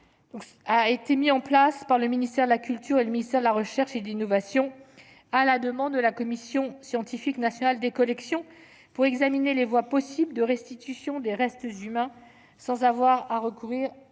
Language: French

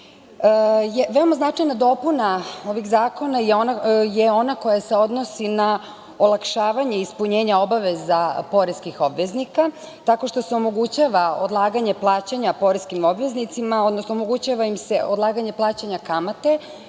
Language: Serbian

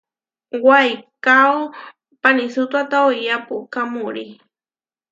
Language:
Huarijio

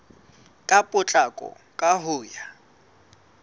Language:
Southern Sotho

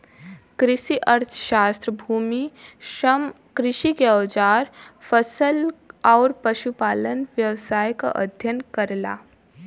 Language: Bhojpuri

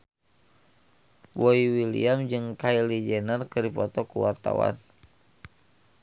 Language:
Sundanese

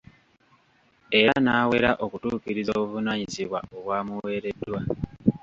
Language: Ganda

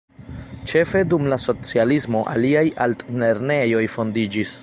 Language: Esperanto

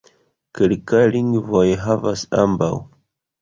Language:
Esperanto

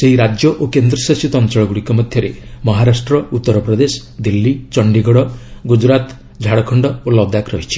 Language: Odia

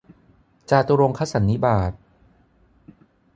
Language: Thai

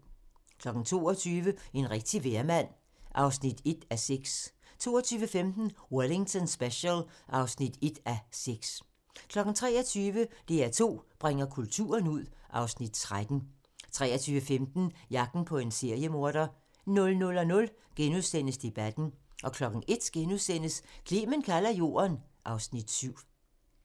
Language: Danish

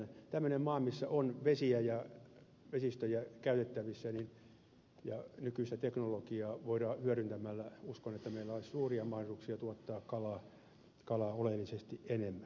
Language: Finnish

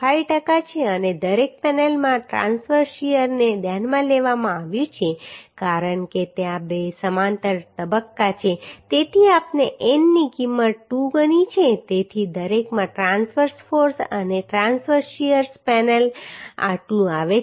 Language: Gujarati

